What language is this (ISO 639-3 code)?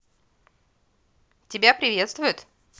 rus